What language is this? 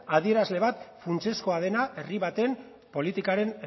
Basque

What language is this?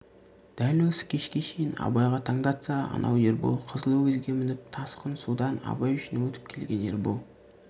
Kazakh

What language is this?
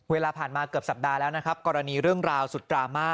Thai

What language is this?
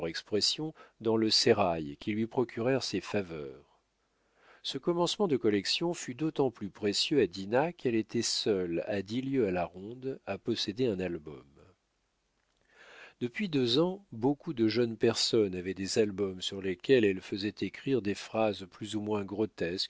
French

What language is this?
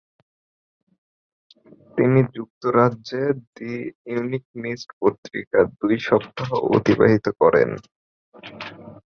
Bangla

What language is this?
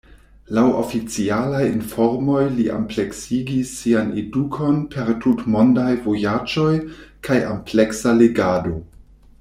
Esperanto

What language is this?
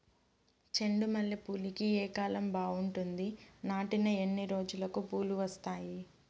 Telugu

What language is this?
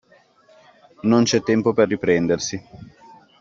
Italian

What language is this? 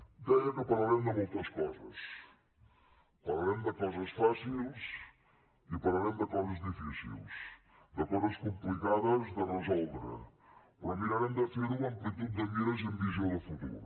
Catalan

